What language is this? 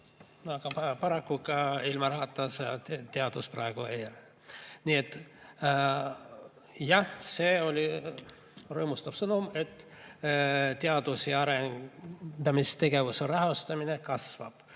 Estonian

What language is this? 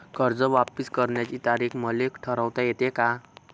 Marathi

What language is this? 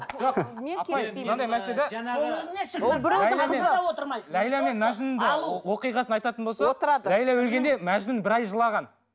Kazakh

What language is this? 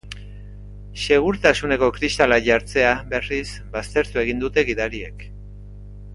Basque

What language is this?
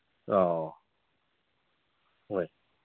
Manipuri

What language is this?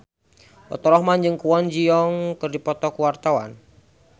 Sundanese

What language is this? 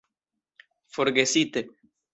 Esperanto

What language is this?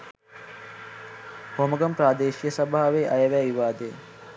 Sinhala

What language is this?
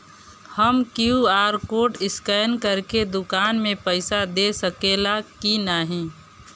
Bhojpuri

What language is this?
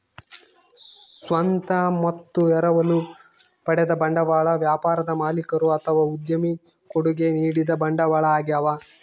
Kannada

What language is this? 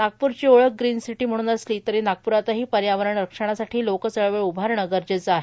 Marathi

